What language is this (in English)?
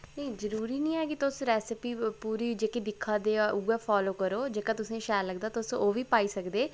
Dogri